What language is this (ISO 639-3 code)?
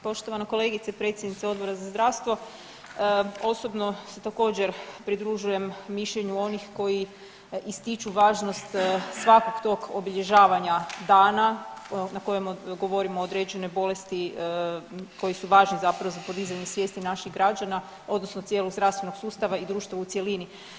hrv